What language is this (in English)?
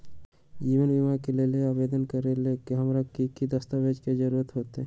Magahi